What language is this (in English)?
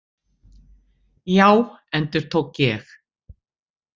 Icelandic